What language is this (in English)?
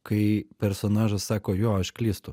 Lithuanian